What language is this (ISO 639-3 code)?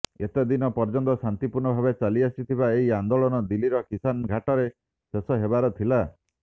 ori